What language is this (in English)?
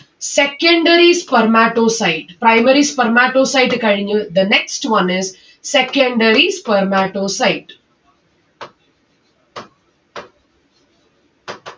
Malayalam